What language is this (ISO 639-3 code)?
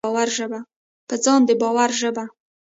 pus